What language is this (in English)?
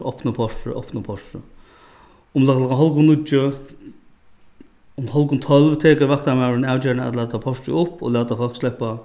Faroese